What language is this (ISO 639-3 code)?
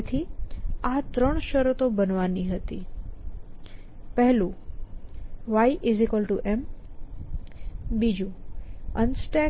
guj